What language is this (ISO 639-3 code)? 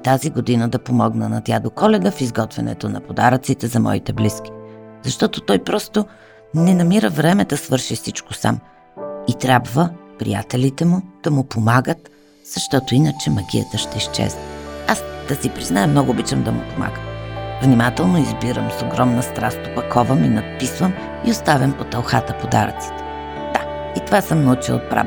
bul